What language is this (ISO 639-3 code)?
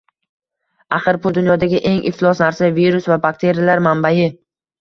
uzb